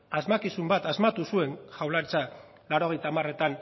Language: Basque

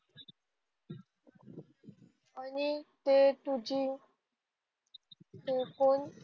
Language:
Marathi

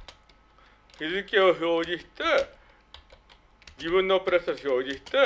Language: Japanese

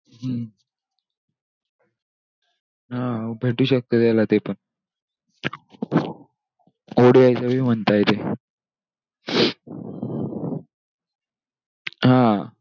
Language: Marathi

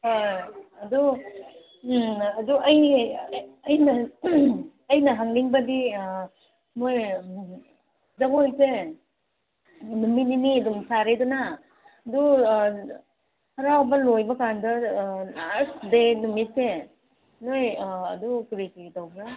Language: Manipuri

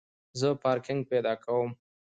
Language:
Pashto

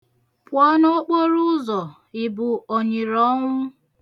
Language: Igbo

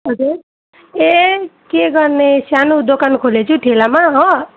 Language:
Nepali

